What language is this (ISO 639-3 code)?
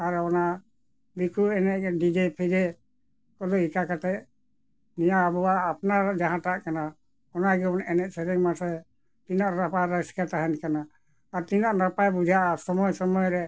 sat